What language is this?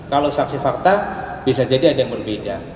Indonesian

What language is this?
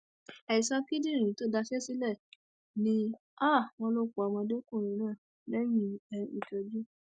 Yoruba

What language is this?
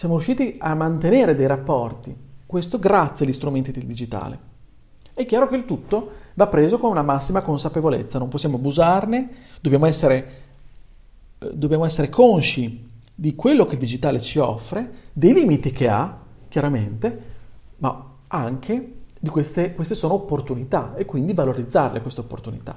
Italian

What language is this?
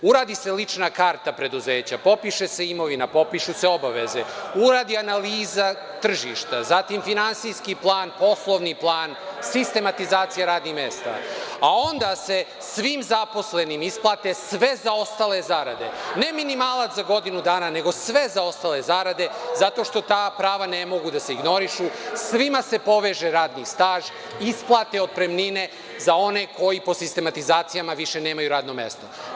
Serbian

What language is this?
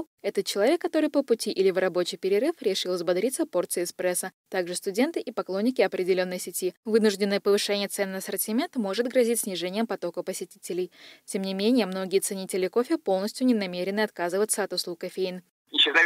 Russian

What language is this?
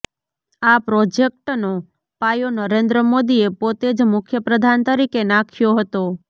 Gujarati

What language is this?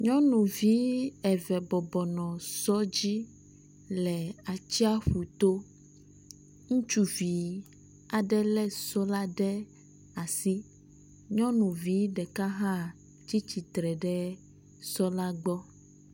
Ewe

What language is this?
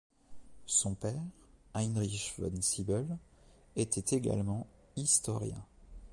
French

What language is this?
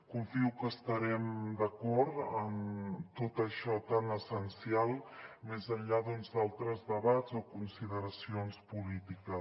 Catalan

